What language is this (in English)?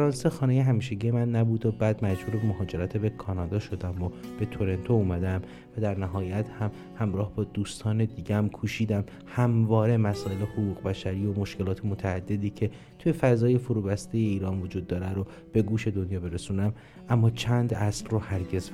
Persian